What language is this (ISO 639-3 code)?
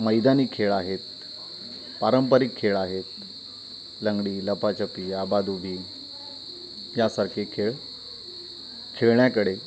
mar